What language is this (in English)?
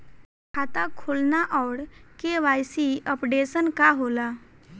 Bhojpuri